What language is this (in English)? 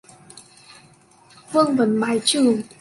Vietnamese